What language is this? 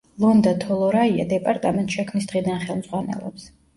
Georgian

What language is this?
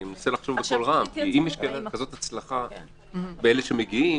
Hebrew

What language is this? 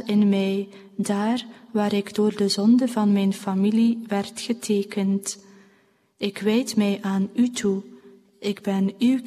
Dutch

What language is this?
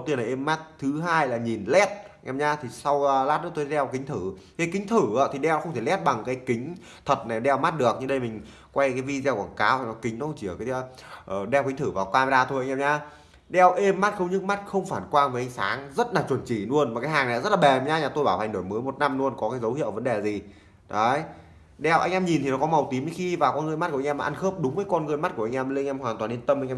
Vietnamese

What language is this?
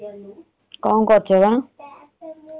Odia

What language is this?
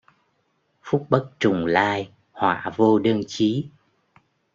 Vietnamese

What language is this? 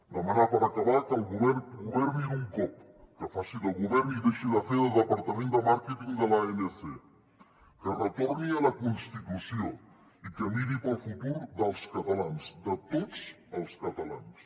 Catalan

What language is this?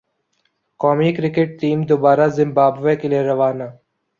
Urdu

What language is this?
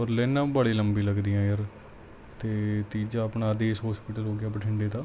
Punjabi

